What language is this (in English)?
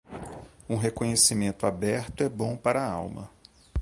Portuguese